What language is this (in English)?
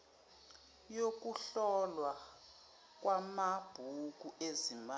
Zulu